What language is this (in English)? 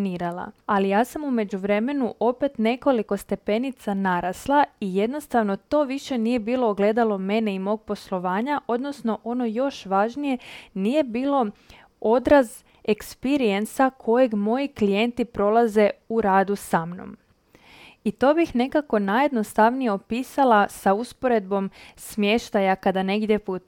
Croatian